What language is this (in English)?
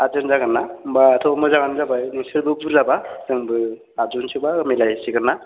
Bodo